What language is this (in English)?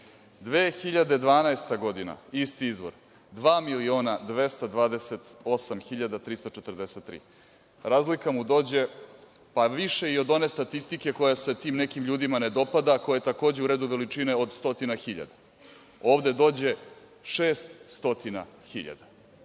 Serbian